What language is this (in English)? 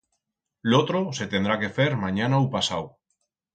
Aragonese